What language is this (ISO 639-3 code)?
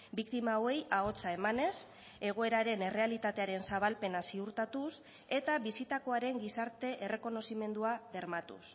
eus